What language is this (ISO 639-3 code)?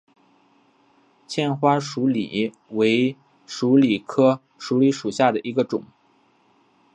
zho